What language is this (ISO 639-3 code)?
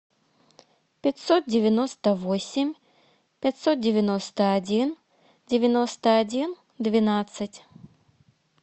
rus